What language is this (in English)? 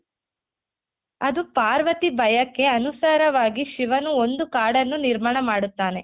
Kannada